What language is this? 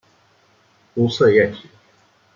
Chinese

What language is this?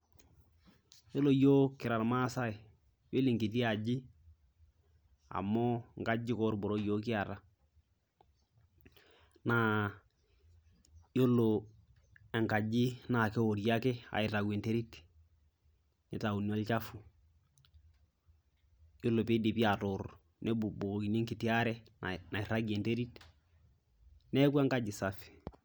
Masai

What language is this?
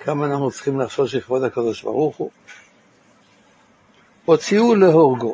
Hebrew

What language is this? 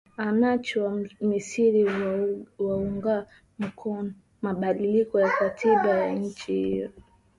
Swahili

